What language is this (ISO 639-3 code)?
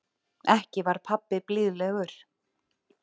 isl